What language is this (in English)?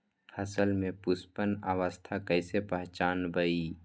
Magahi